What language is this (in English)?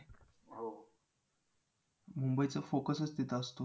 Marathi